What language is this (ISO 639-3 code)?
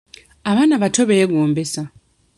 lug